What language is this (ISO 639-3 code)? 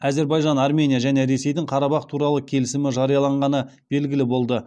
kaz